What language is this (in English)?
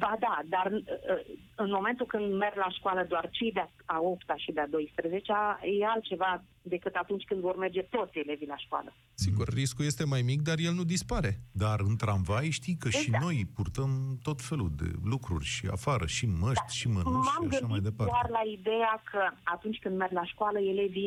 Romanian